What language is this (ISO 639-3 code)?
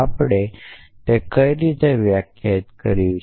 guj